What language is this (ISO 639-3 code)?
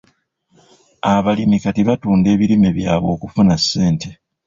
lug